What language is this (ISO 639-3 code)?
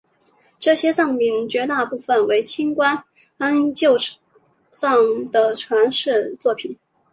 zho